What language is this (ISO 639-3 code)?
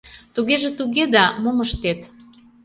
chm